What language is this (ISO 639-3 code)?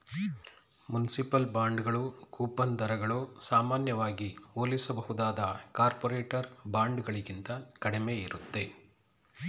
kan